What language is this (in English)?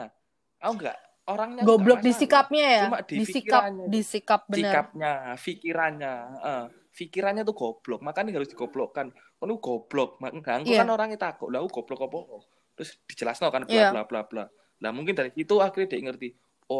Indonesian